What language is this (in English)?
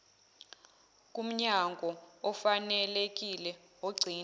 Zulu